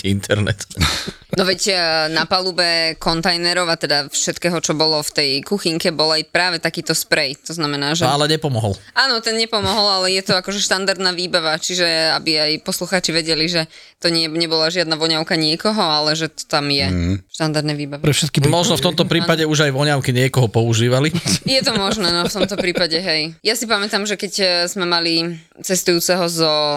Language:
Slovak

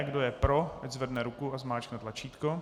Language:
Czech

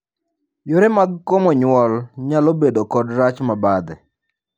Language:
Luo (Kenya and Tanzania)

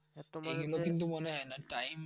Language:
Bangla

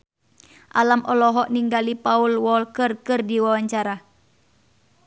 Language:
Sundanese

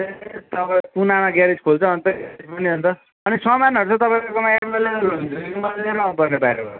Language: Nepali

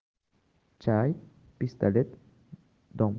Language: Russian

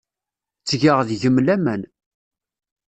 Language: Kabyle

